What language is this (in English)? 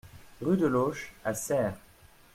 French